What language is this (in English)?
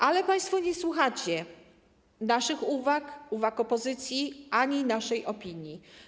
Polish